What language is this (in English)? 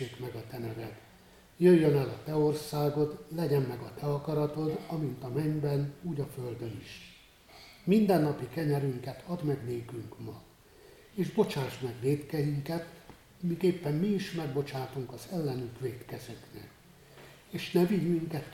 Hungarian